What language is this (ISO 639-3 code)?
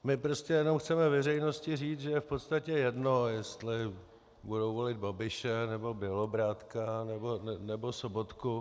ces